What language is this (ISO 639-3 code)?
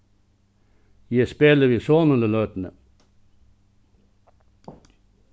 fao